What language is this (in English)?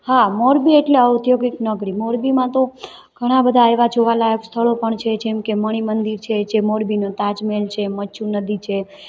Gujarati